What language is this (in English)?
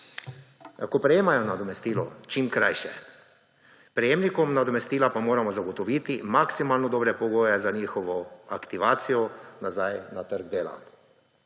Slovenian